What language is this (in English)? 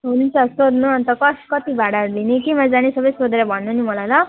Nepali